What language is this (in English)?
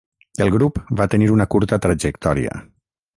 Catalan